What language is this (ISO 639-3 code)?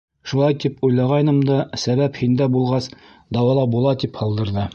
bak